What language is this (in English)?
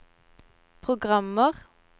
Norwegian